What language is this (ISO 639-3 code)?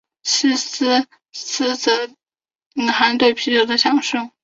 zho